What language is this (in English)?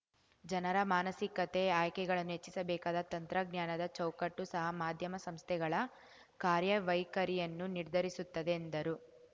Kannada